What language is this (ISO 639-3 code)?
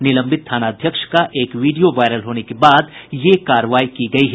hin